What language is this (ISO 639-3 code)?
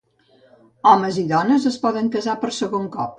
cat